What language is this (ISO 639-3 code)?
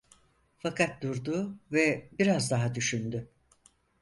tur